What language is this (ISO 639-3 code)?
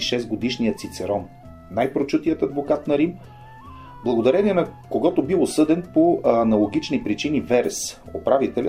bul